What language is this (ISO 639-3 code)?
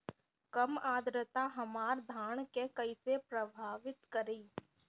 bho